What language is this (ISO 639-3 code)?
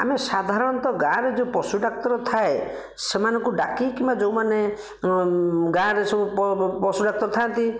ori